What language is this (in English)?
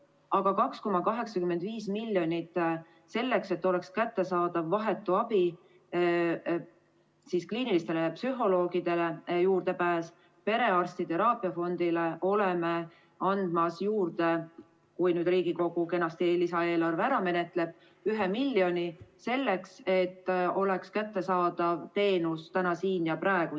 Estonian